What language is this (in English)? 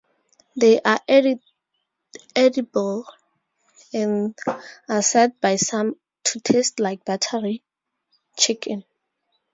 English